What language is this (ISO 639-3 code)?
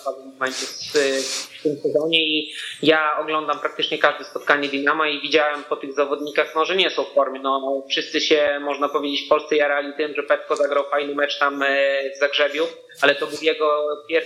pol